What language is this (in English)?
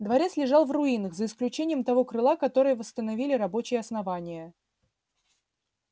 Russian